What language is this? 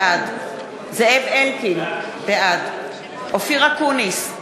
Hebrew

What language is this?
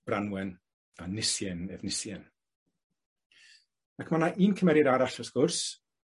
Welsh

